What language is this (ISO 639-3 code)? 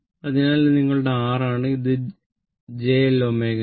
mal